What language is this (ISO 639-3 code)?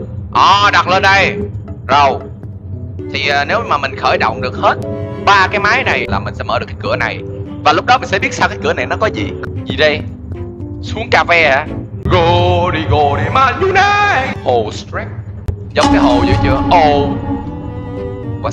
vie